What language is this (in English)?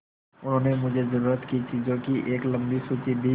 Hindi